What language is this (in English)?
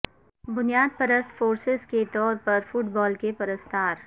Urdu